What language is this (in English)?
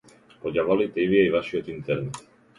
Macedonian